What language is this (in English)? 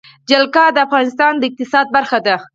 Pashto